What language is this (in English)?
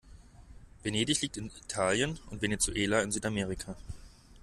German